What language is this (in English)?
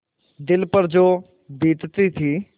Hindi